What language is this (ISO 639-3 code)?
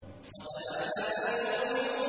ara